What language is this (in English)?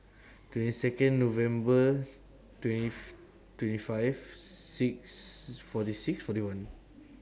English